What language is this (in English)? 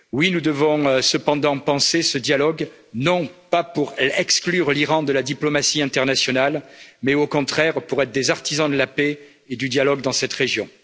French